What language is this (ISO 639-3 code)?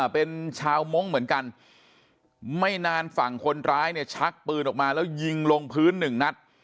tha